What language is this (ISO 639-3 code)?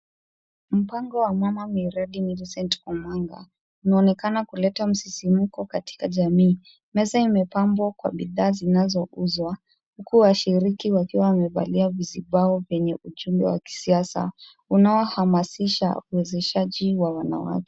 swa